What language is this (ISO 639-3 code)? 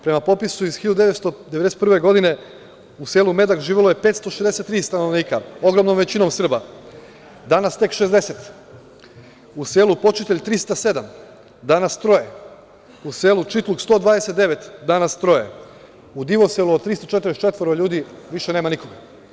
srp